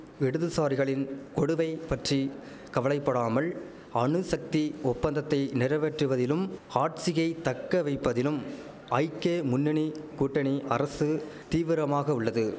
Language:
Tamil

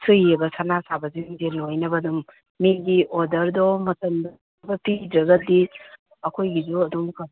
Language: Manipuri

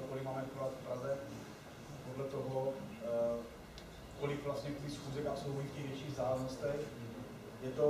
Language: Czech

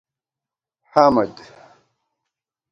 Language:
Gawar-Bati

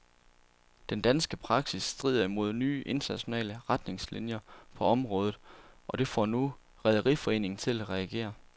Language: Danish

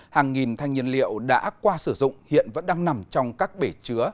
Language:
Vietnamese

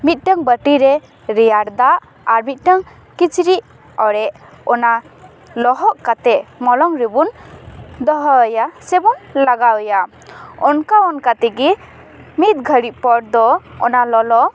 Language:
Santali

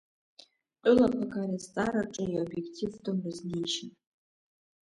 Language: Abkhazian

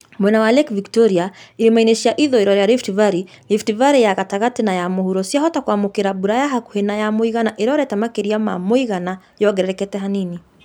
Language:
Kikuyu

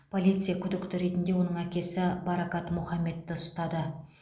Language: Kazakh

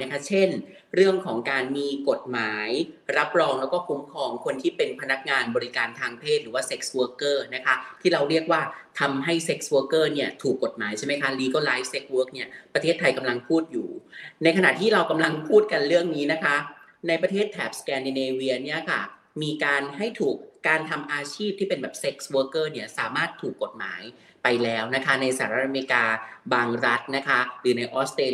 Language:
Thai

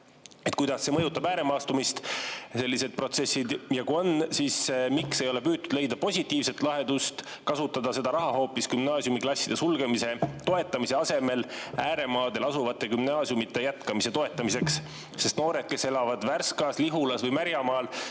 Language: Estonian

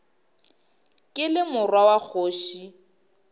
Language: Northern Sotho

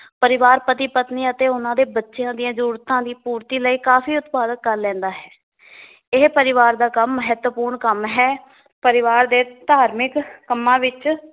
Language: Punjabi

